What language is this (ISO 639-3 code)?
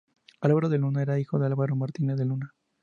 spa